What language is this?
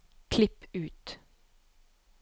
Norwegian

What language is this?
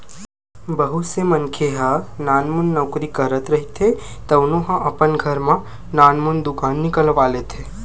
Chhattisgarhi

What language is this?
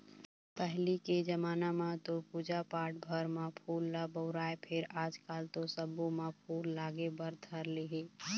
Chhattisgarhi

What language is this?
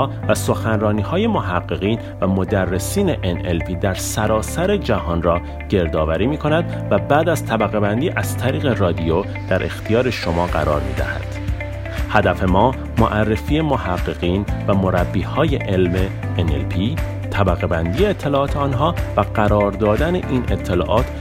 Persian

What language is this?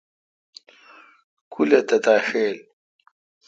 Kalkoti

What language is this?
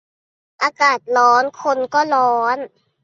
Thai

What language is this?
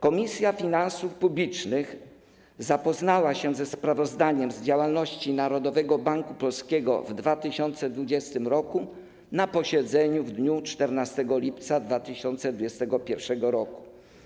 Polish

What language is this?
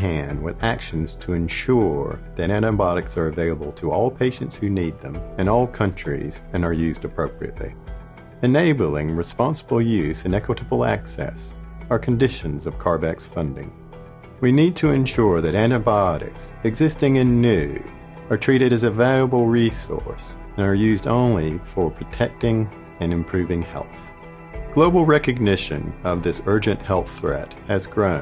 English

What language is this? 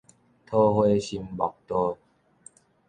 Min Nan Chinese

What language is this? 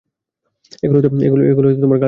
Bangla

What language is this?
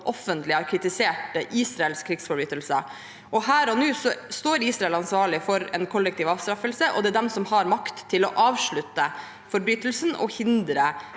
Norwegian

